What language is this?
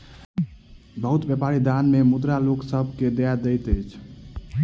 Maithili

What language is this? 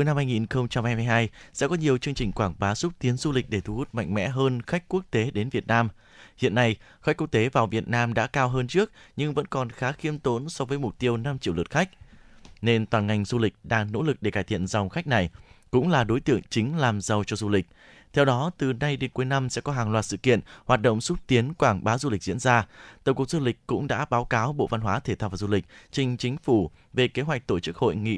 Vietnamese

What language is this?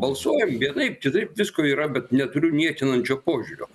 Lithuanian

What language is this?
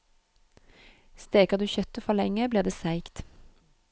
Norwegian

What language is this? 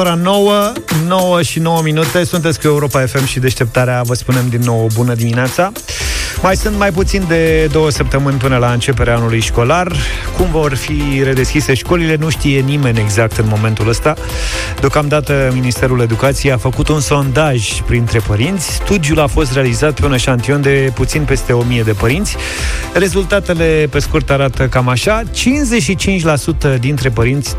Romanian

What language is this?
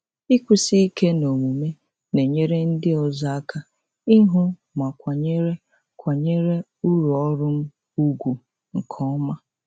Igbo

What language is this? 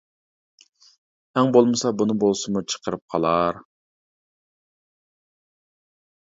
Uyghur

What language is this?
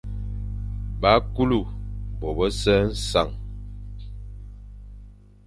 Fang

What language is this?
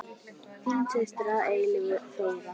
Icelandic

